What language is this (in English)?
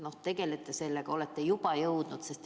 Estonian